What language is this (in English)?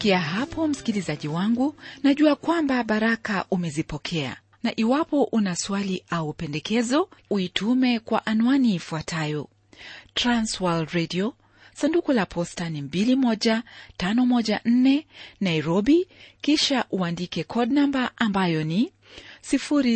Swahili